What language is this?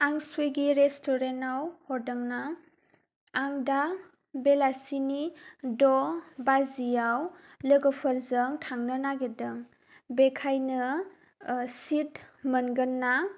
Bodo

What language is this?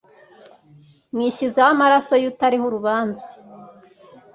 Kinyarwanda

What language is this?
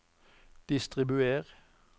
Norwegian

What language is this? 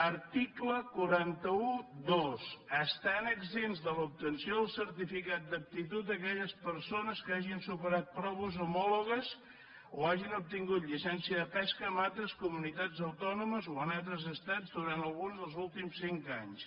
Catalan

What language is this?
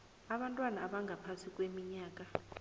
South Ndebele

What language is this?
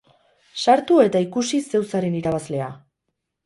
Basque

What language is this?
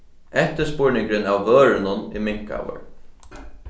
Faroese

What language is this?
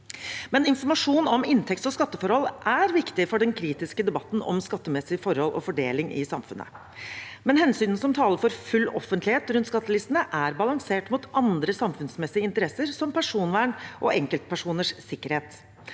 Norwegian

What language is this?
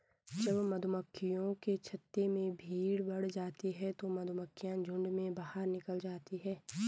Hindi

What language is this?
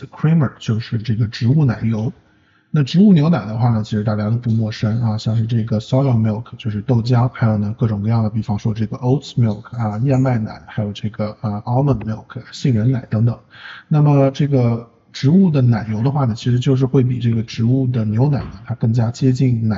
Chinese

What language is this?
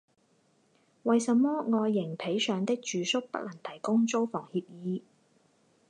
Chinese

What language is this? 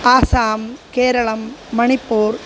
Sanskrit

